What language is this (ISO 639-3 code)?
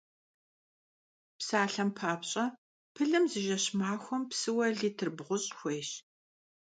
kbd